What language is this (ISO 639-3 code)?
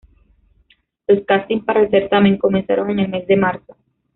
spa